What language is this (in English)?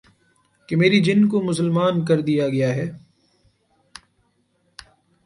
Urdu